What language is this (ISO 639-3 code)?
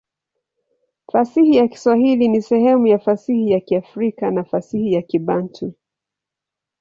swa